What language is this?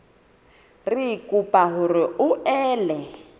Southern Sotho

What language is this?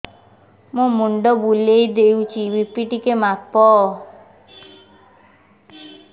Odia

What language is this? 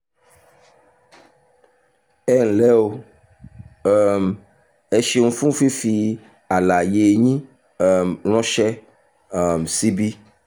Yoruba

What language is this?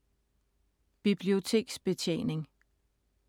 Danish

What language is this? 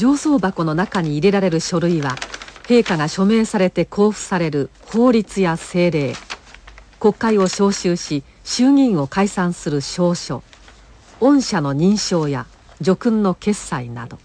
Japanese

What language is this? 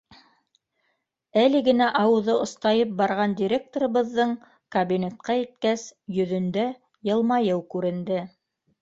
Bashkir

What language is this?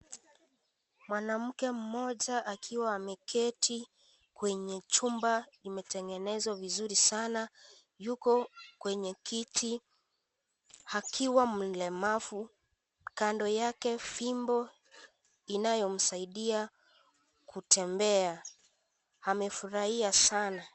Swahili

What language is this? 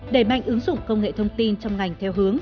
Vietnamese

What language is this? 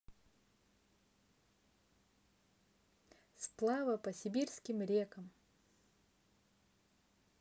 Russian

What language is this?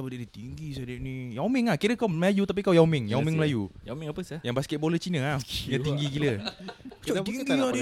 Malay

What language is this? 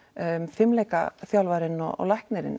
Icelandic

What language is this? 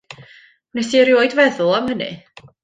Welsh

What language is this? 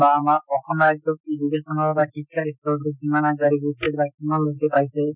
Assamese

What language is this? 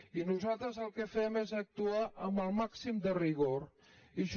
Catalan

